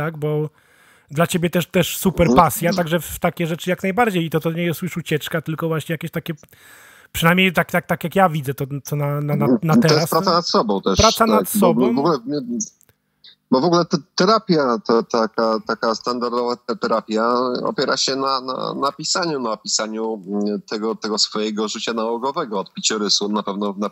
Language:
Polish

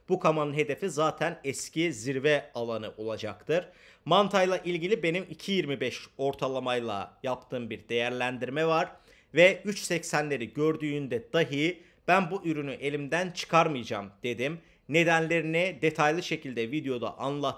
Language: Turkish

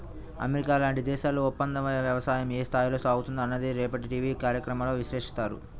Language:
Telugu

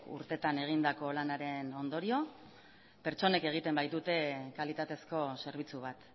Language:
Basque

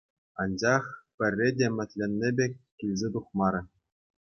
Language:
Chuvash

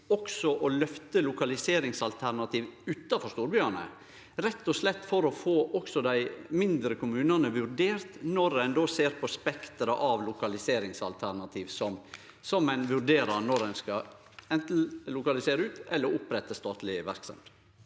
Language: Norwegian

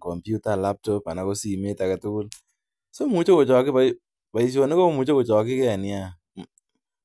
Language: Kalenjin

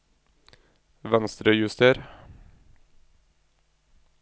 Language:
Norwegian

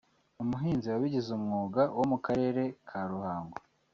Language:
Kinyarwanda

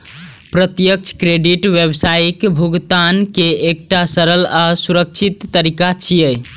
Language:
Maithili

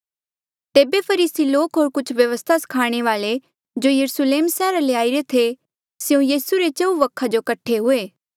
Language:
Mandeali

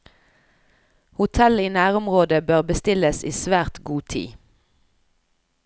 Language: Norwegian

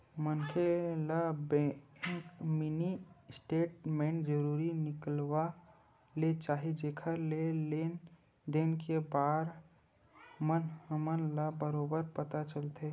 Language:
Chhattisgarhi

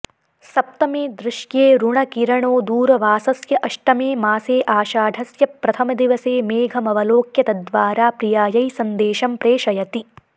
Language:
Sanskrit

